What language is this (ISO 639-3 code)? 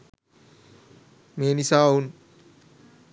sin